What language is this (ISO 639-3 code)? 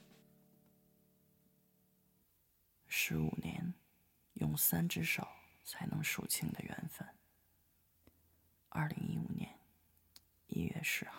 zho